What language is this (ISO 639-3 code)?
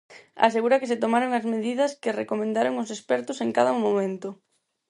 glg